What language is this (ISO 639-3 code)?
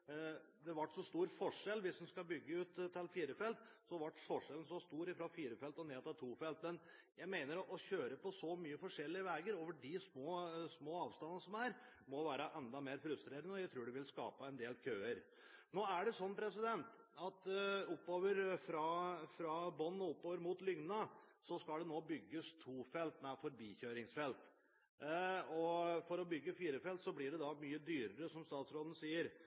nob